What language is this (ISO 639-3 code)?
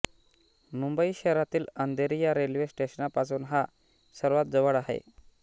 mar